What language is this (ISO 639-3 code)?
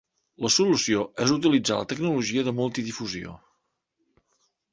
cat